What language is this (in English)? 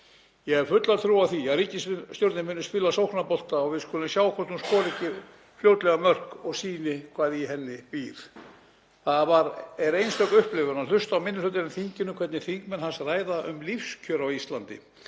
Icelandic